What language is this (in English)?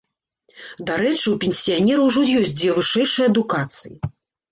Belarusian